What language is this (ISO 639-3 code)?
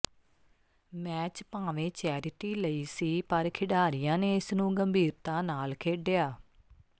pan